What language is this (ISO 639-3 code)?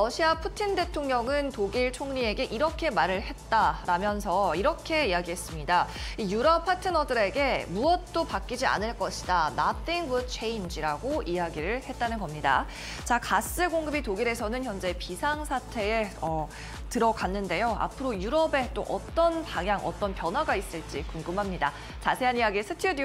kor